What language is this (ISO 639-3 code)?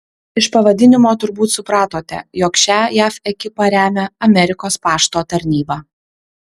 lit